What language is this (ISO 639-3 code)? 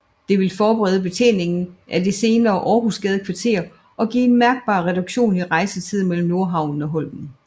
dan